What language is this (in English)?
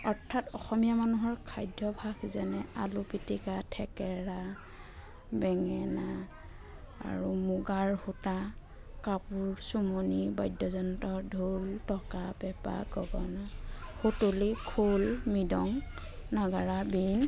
Assamese